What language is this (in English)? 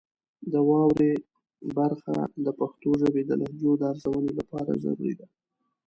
Pashto